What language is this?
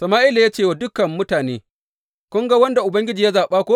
Hausa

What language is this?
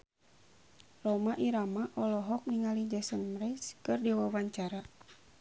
Sundanese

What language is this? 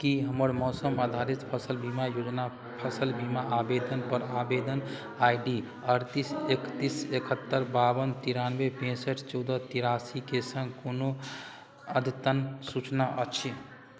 Maithili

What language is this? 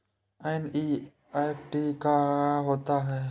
Hindi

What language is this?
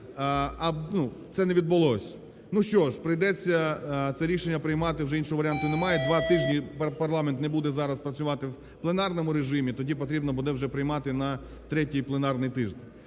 Ukrainian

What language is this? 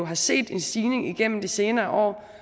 Danish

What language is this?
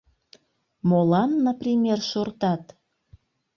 Mari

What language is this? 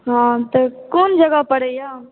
Maithili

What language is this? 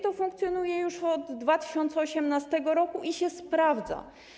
Polish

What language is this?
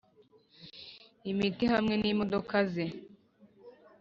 Kinyarwanda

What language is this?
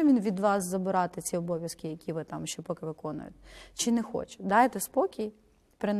Ukrainian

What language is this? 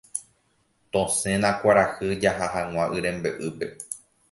Guarani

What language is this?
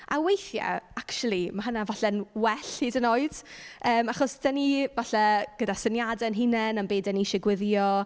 Welsh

